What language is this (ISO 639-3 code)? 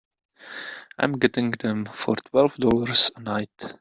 eng